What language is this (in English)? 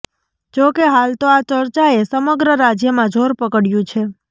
Gujarati